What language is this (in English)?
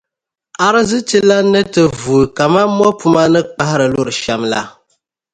Dagbani